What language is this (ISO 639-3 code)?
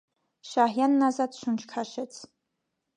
hye